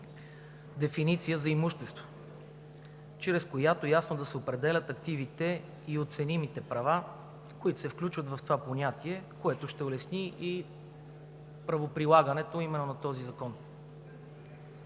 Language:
Bulgarian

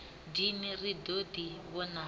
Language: Venda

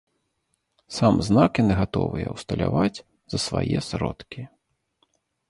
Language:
Belarusian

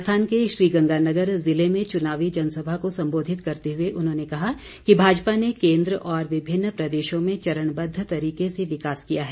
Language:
Hindi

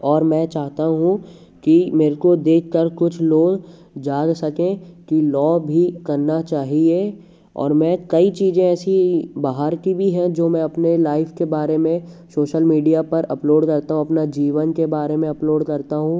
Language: Hindi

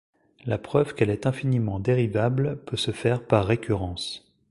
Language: French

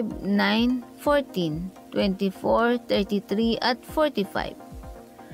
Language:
Filipino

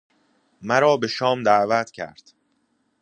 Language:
Persian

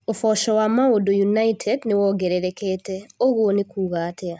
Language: Kikuyu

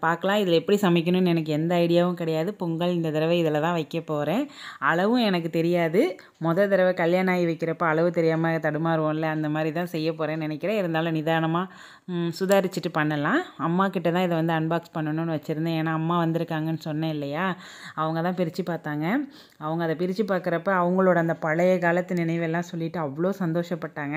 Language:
Arabic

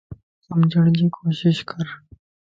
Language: Lasi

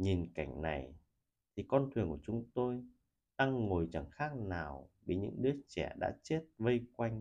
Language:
Vietnamese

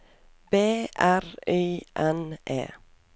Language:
Norwegian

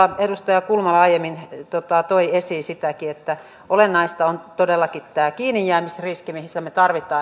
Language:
Finnish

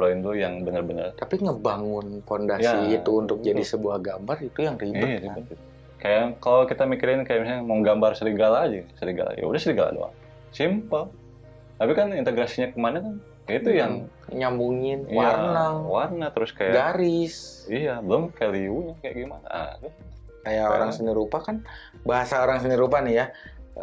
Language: Indonesian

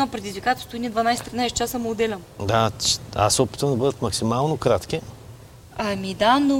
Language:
Bulgarian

